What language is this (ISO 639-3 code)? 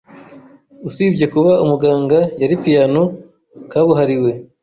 kin